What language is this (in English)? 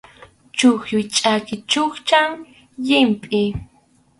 Arequipa-La Unión Quechua